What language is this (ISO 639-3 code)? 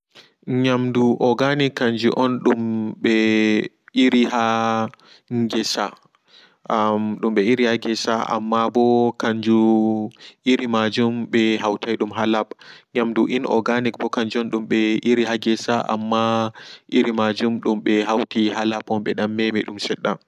ful